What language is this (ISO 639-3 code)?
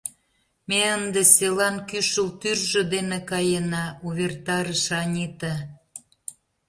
chm